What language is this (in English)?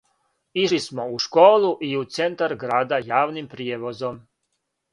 Serbian